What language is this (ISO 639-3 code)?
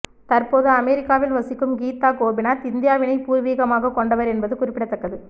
tam